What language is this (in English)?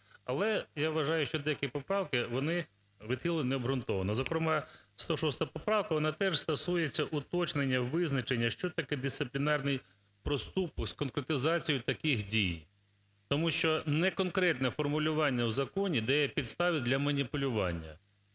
Ukrainian